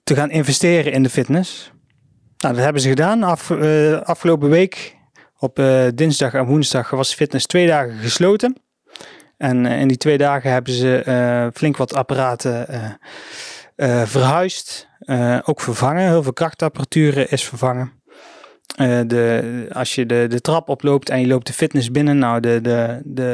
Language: Dutch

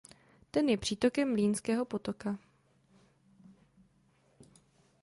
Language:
Czech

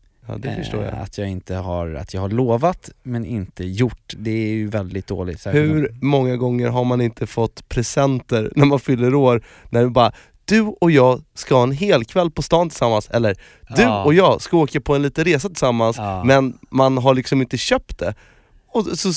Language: Swedish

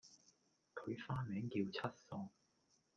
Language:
Cantonese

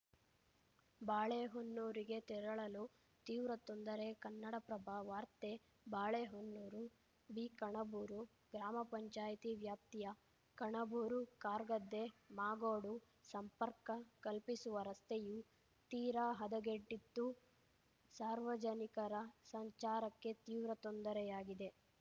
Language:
Kannada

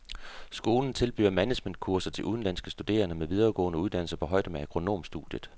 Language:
Danish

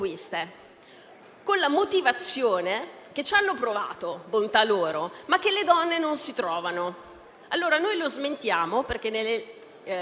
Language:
Italian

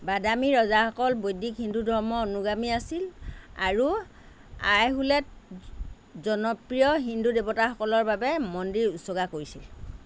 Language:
Assamese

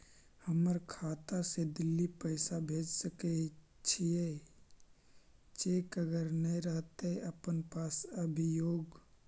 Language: Magahi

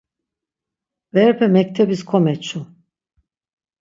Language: Laz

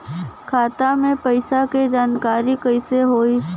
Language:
Bhojpuri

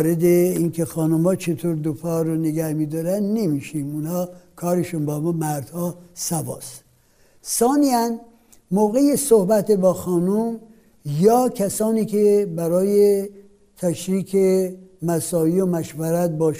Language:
Persian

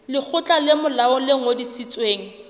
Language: Southern Sotho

